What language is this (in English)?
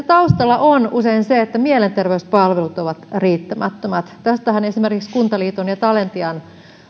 Finnish